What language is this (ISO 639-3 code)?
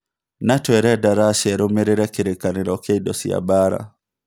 kik